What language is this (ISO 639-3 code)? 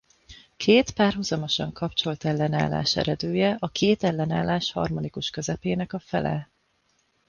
hun